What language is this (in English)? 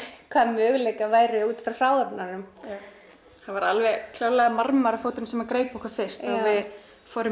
Icelandic